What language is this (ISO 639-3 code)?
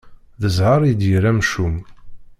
kab